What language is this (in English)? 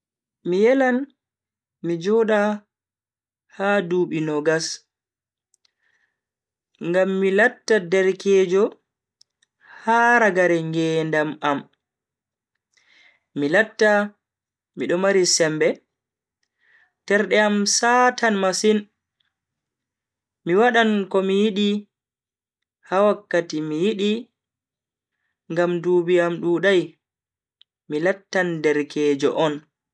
Bagirmi Fulfulde